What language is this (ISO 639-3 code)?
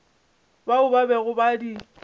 nso